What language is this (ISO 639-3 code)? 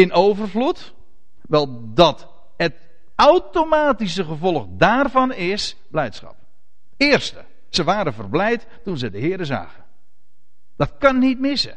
nld